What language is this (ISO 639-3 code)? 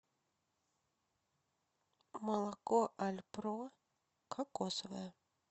rus